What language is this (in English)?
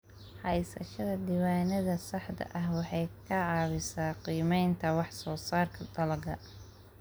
Somali